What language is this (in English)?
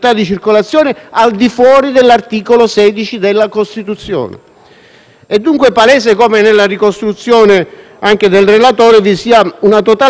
Italian